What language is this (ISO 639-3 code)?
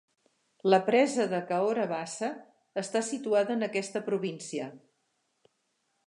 cat